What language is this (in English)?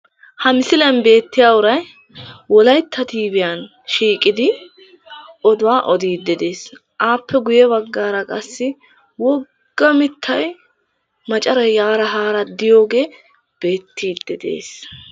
Wolaytta